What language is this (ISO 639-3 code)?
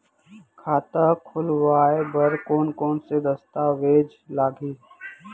hne